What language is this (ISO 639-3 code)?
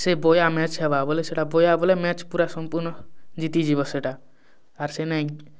ori